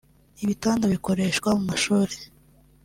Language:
Kinyarwanda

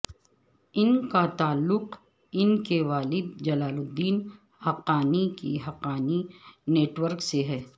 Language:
Urdu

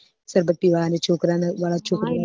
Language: Gujarati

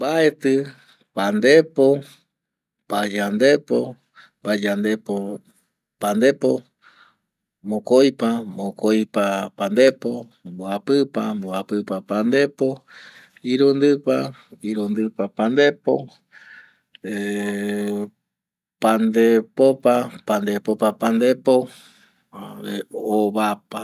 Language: Eastern Bolivian Guaraní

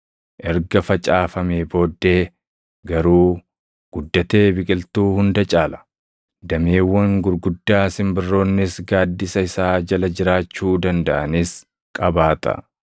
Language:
Oromo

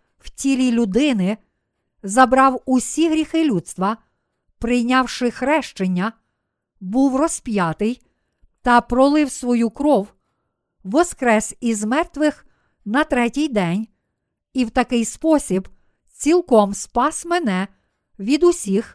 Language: Ukrainian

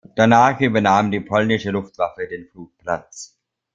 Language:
German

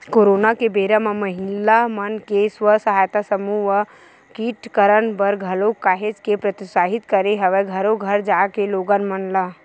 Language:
Chhattisgarhi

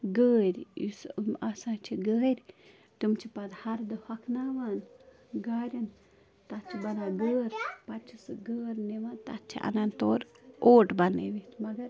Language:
Kashmiri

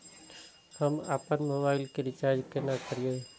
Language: Maithili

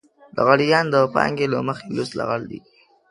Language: Pashto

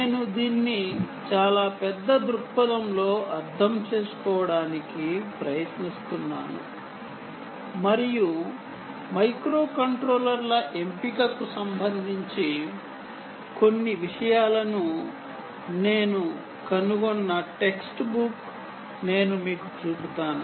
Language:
Telugu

